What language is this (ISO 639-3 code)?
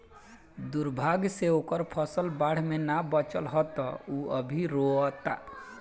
bho